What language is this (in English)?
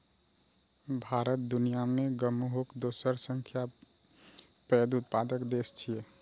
Maithili